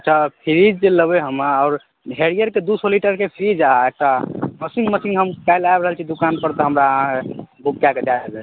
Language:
Maithili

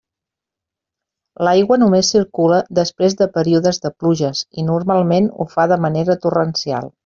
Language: Catalan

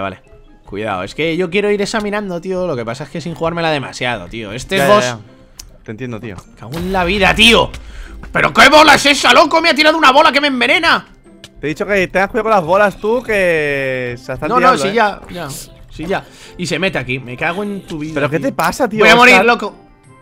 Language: Spanish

